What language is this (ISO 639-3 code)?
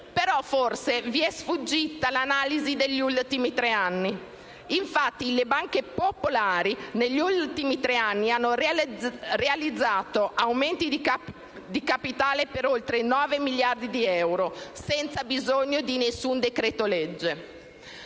ita